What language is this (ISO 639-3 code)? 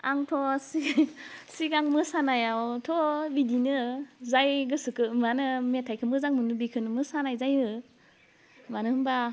brx